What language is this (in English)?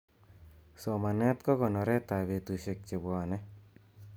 Kalenjin